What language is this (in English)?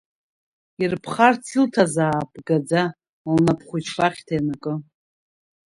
Abkhazian